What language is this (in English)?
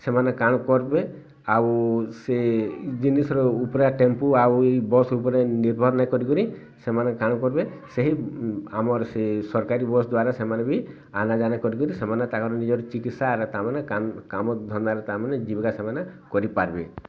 Odia